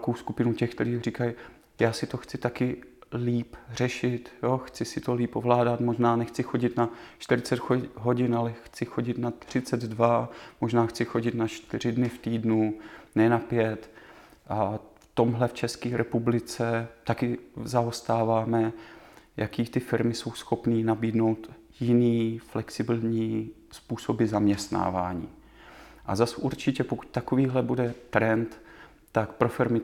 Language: Czech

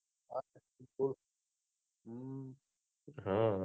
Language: Gujarati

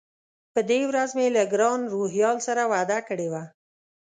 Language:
Pashto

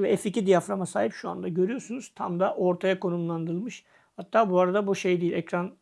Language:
Turkish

